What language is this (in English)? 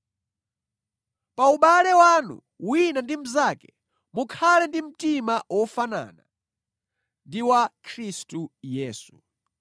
Nyanja